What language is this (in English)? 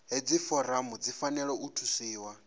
Venda